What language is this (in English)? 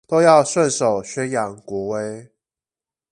Chinese